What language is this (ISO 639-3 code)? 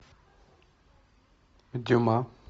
rus